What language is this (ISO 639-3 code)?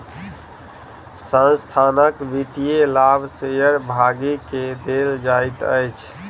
mai